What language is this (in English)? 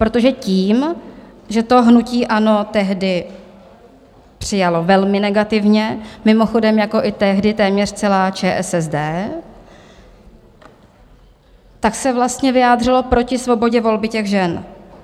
Czech